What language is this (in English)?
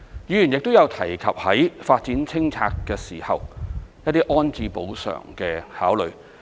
Cantonese